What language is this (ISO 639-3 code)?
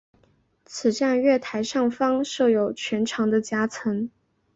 zho